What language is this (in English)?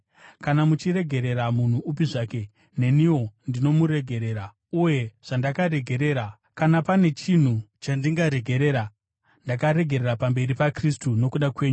Shona